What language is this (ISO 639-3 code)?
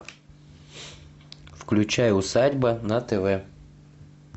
rus